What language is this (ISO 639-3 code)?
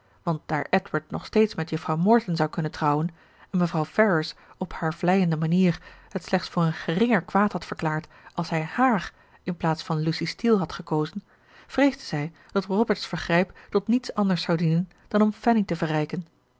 nld